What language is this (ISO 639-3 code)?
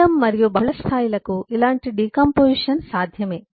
tel